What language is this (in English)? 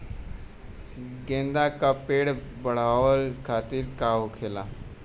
Bhojpuri